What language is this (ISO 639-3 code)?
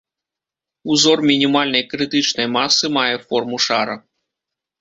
bel